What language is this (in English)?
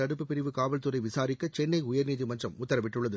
Tamil